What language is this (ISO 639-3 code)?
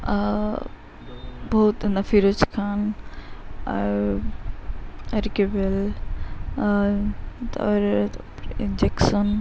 ori